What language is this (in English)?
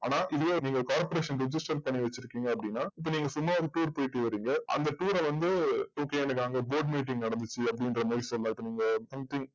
Tamil